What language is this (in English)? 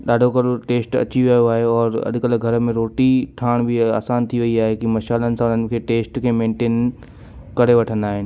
Sindhi